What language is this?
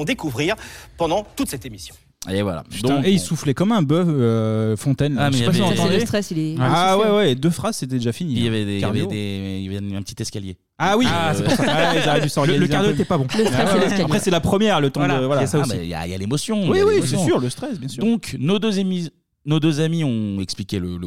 French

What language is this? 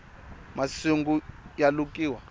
Tsonga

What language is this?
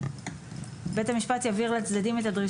Hebrew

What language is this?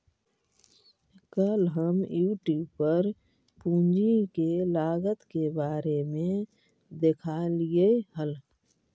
Magahi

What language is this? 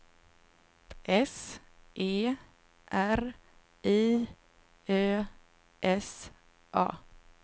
Swedish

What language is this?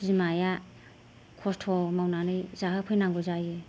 Bodo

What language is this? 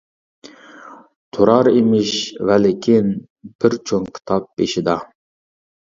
Uyghur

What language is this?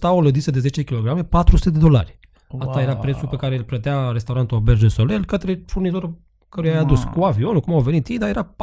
Romanian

